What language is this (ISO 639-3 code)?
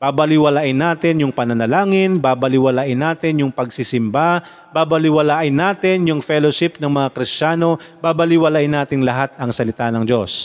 fil